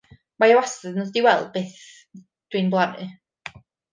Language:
Welsh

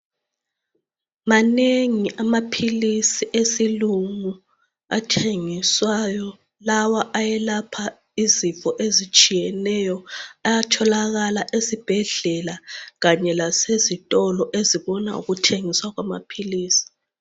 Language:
North Ndebele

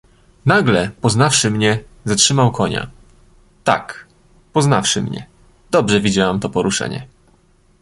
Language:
Polish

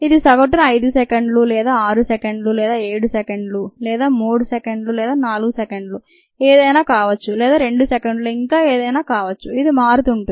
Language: Telugu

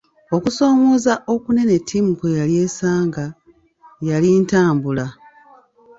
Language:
Ganda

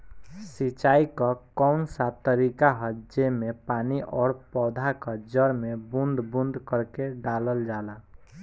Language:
Bhojpuri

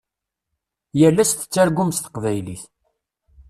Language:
Kabyle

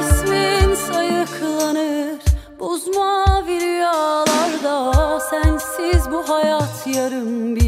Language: Turkish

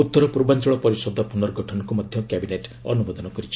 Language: Odia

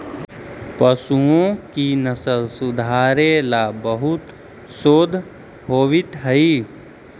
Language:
Magahi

